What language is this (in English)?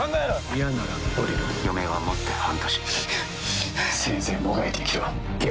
Japanese